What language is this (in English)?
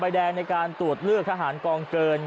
Thai